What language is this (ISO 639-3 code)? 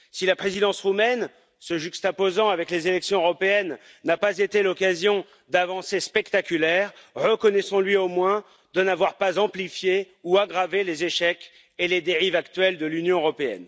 fra